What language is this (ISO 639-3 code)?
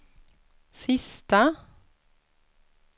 swe